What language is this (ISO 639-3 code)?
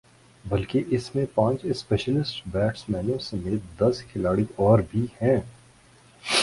urd